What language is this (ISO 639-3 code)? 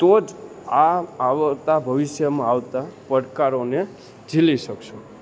guj